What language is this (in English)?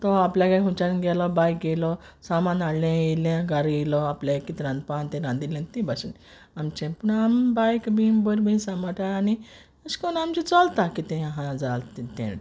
Konkani